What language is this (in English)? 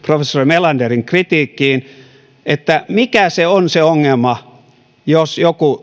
Finnish